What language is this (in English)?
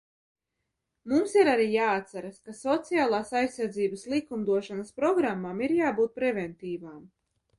Latvian